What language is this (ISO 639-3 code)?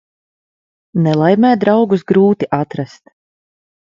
lav